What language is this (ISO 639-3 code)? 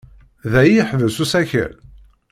kab